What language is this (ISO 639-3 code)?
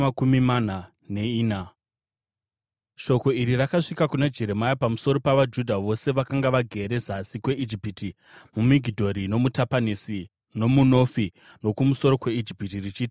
sna